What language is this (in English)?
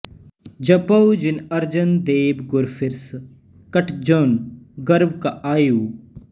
Punjabi